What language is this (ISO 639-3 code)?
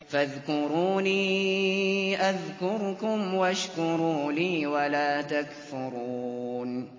ara